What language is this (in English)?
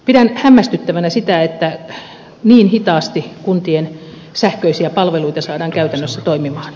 Finnish